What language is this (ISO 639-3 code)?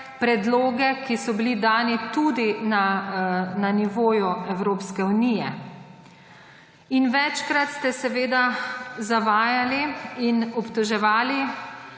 slv